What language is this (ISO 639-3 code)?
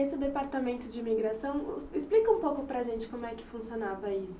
por